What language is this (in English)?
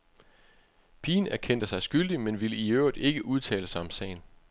Danish